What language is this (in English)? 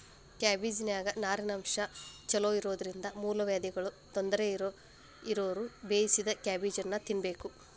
Kannada